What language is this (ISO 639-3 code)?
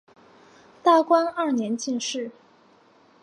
zho